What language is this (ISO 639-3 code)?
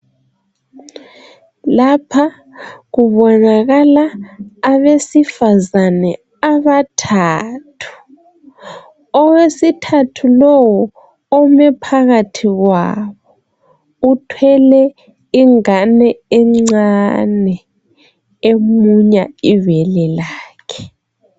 nde